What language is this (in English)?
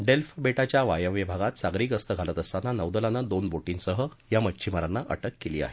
Marathi